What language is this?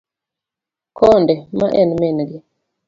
Luo (Kenya and Tanzania)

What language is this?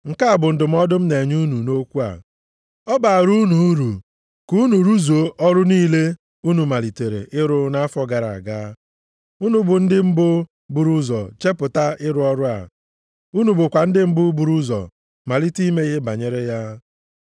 Igbo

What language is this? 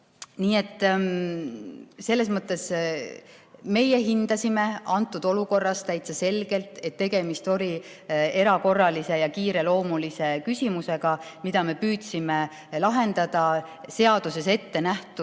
Estonian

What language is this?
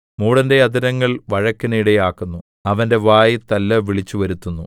Malayalam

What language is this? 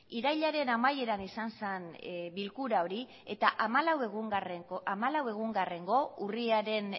Basque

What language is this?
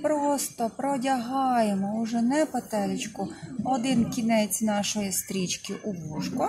Ukrainian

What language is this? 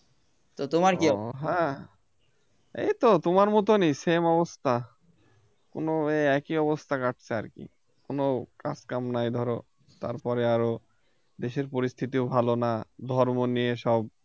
Bangla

